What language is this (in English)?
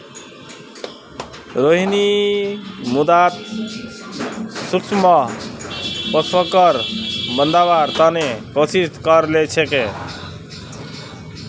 Magahi